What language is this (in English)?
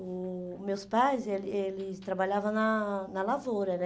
Portuguese